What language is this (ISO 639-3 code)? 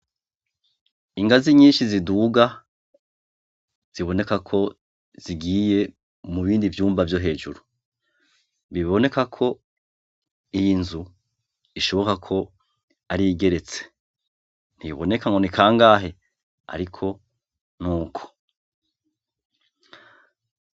run